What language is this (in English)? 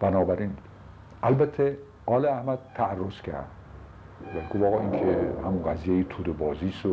Persian